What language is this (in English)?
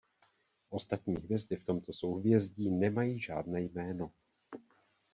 Czech